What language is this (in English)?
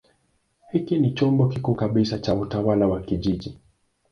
Swahili